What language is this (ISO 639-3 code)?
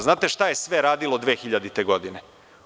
srp